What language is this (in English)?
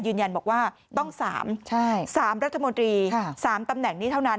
Thai